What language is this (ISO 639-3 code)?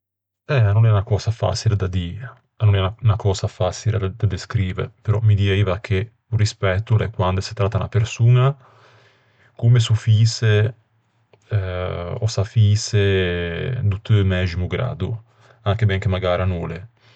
lij